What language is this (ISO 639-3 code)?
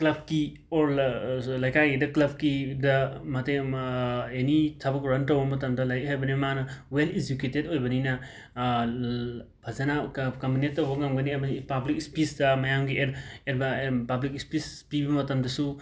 mni